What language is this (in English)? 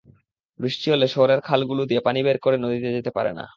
Bangla